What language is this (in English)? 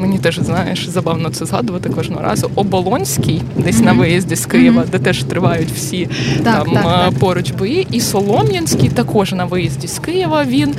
Ukrainian